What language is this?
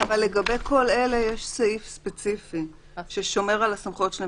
Hebrew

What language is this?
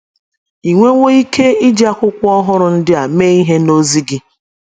Igbo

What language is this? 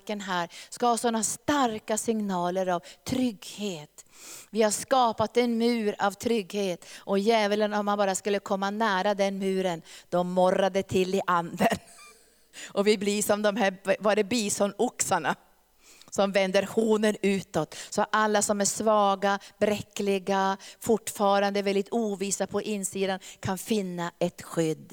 Swedish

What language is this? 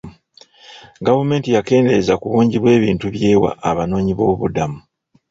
Ganda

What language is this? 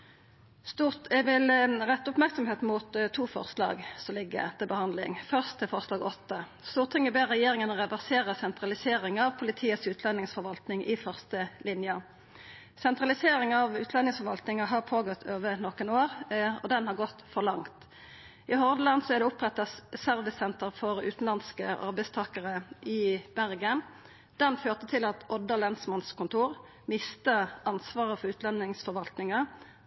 Norwegian Nynorsk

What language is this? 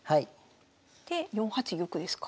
Japanese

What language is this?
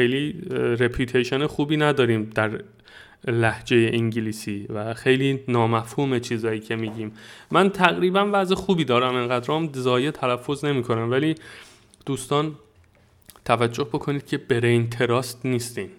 Persian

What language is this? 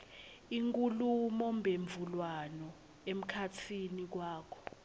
Swati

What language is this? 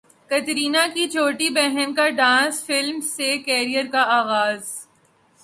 Urdu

